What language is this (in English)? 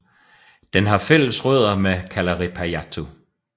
Danish